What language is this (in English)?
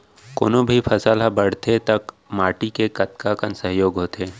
Chhattisgarhi